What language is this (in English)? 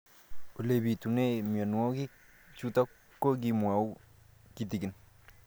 Kalenjin